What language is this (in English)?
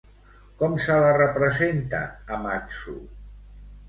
Catalan